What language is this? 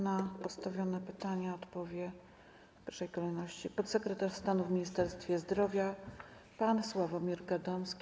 Polish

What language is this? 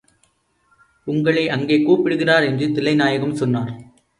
Tamil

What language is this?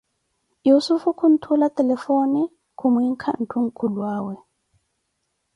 Koti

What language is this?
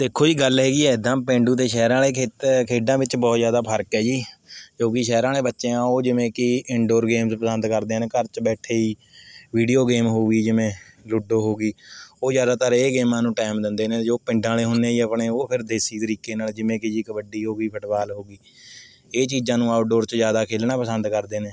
Punjabi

